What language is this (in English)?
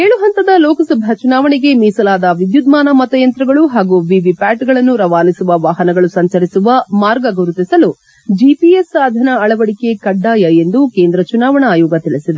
Kannada